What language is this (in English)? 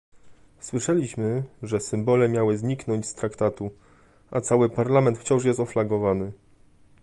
Polish